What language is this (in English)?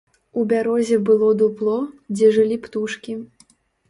Belarusian